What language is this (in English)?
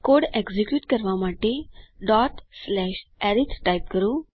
Gujarati